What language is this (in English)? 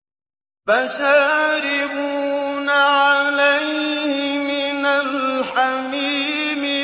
Arabic